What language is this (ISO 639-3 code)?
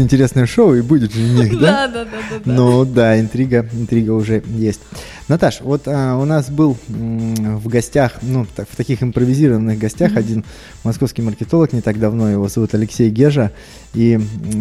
rus